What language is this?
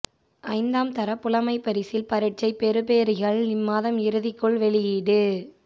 Tamil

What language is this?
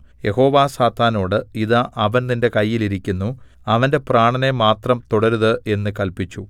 Malayalam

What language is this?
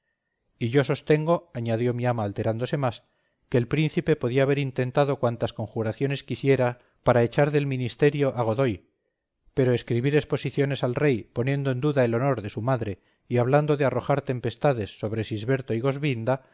Spanish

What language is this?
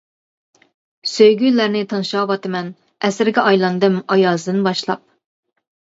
Uyghur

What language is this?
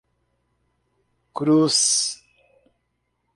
Portuguese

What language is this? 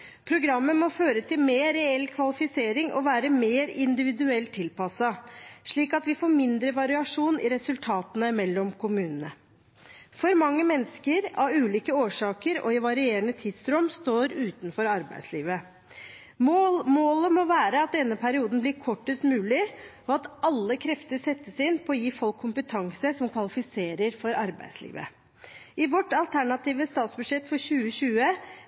Norwegian Bokmål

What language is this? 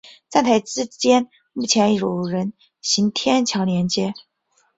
Chinese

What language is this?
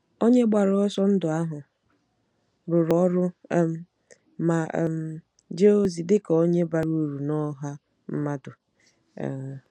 Igbo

